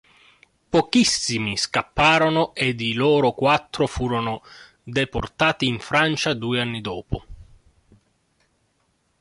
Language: Italian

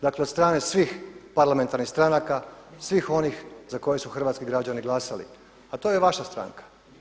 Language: Croatian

